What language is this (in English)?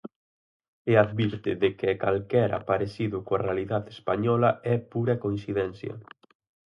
Galician